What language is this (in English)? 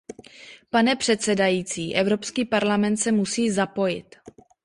Czech